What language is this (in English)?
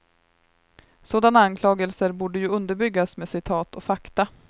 Swedish